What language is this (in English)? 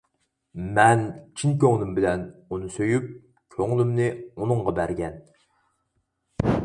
Uyghur